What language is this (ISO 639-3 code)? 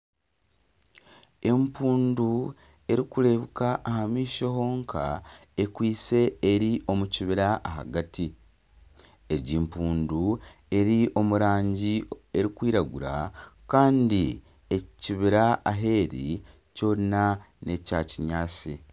nyn